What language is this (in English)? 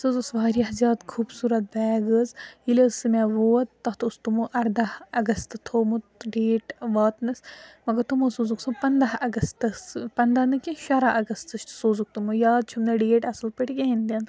Kashmiri